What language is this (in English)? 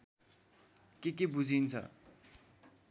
Nepali